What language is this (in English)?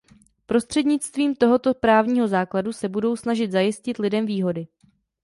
Czech